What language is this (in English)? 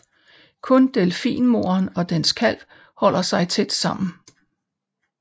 Danish